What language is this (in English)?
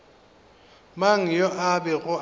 Northern Sotho